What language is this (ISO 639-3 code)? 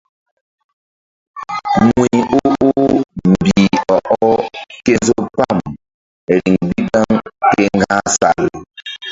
mdd